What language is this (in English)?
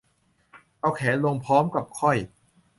Thai